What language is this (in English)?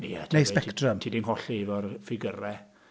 Welsh